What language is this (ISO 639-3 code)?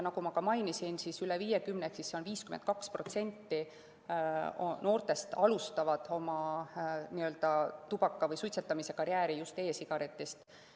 est